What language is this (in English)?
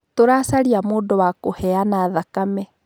Kikuyu